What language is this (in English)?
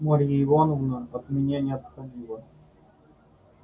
Russian